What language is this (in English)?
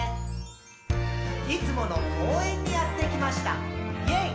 Japanese